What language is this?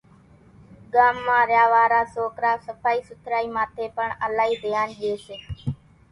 Kachi Koli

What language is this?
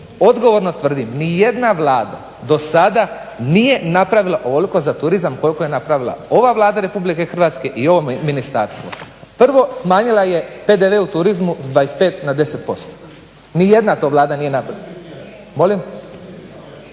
Croatian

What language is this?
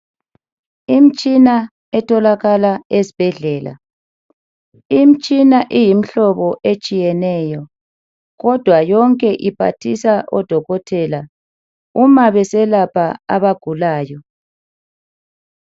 North Ndebele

